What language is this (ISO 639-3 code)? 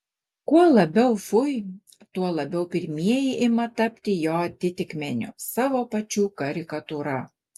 lit